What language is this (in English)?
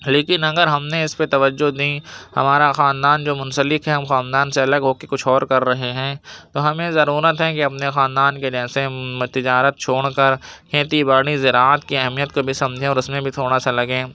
Urdu